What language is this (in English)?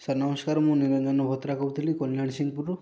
Odia